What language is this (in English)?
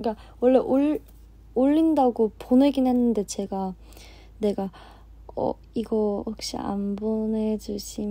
Korean